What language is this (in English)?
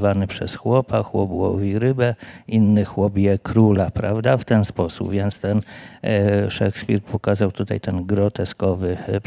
Polish